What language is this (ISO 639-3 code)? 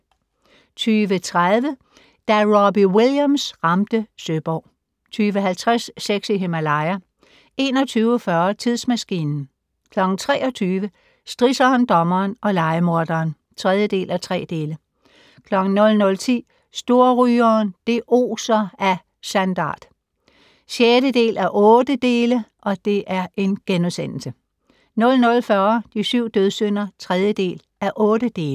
dan